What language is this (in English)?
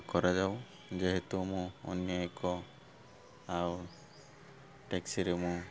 Odia